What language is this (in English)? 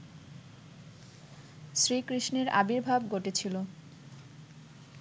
Bangla